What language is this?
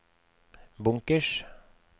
Norwegian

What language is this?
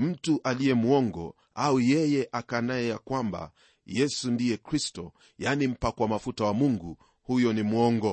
Swahili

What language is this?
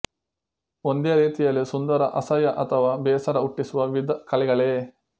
Kannada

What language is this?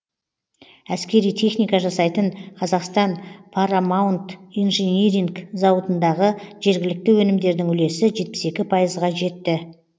Kazakh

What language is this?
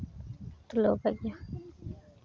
Santali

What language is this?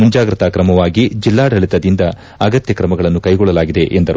Kannada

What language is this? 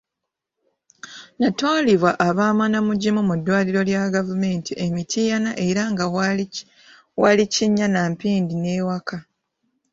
Ganda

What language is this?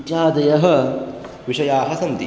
Sanskrit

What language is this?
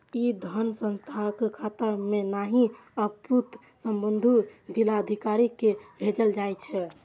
Maithili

